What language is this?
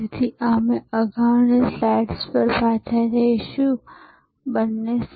Gujarati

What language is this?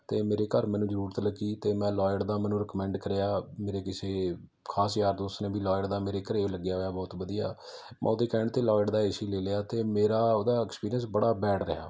Punjabi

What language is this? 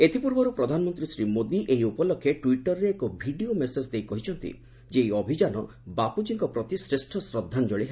Odia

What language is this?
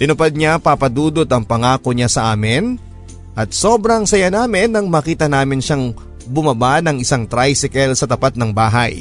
Filipino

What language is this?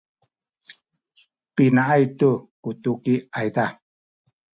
Sakizaya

